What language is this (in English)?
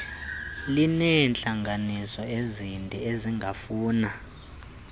Xhosa